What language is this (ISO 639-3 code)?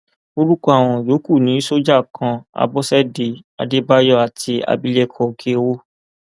yor